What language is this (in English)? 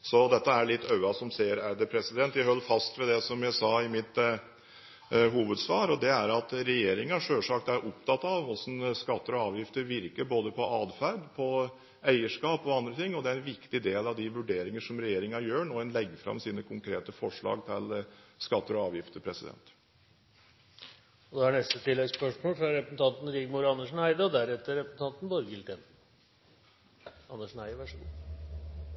Norwegian